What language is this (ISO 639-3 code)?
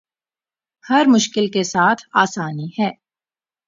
urd